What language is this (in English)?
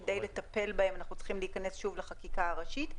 Hebrew